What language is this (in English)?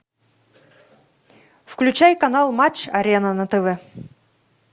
Russian